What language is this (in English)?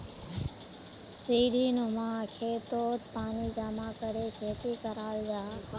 Magahi